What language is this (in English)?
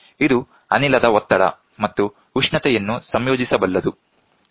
Kannada